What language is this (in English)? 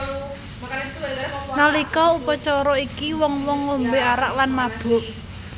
Javanese